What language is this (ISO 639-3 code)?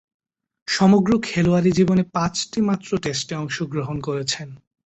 ben